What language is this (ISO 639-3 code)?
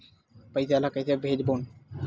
hne